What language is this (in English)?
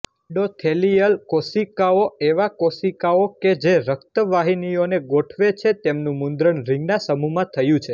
Gujarati